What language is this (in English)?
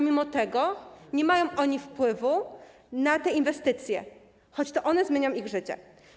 Polish